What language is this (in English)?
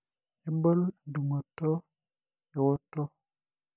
Masai